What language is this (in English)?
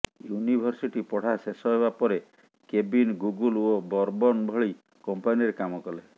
Odia